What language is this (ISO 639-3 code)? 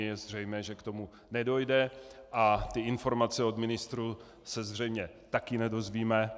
ces